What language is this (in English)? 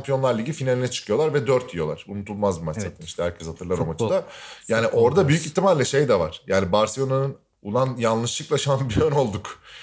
Turkish